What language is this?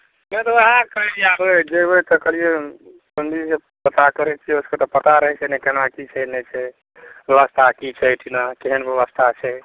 Maithili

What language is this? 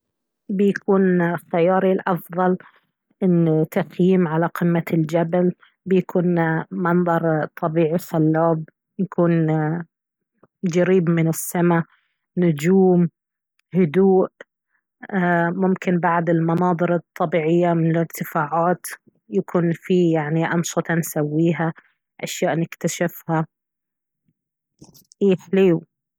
Baharna Arabic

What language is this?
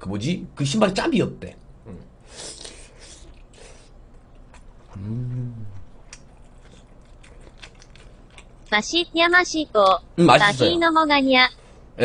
Korean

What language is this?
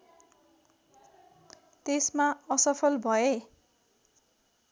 Nepali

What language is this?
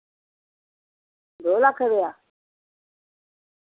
Dogri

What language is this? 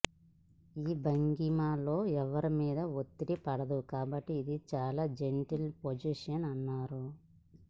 Telugu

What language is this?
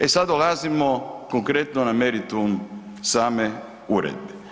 Croatian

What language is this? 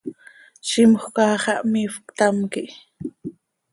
Seri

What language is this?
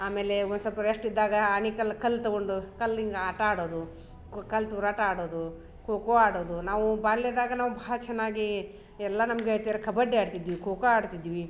Kannada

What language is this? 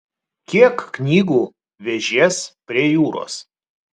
Lithuanian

